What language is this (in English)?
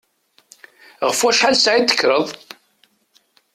Kabyle